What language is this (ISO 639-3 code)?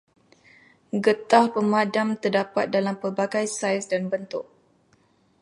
msa